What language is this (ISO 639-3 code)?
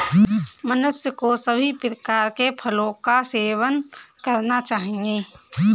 hin